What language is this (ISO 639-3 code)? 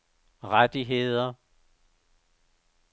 dan